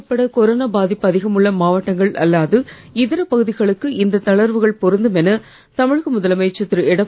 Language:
Tamil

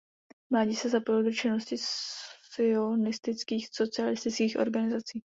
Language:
Czech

